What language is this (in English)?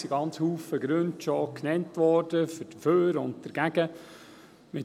Swiss German